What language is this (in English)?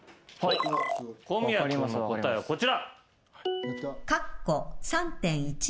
Japanese